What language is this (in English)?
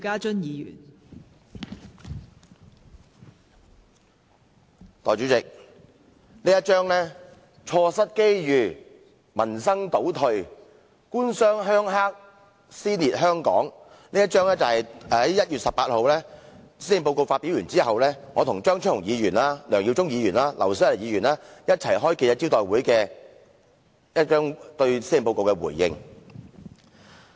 Cantonese